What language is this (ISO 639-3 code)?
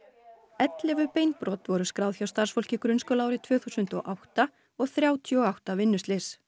isl